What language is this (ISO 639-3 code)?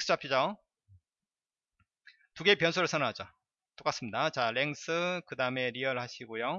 kor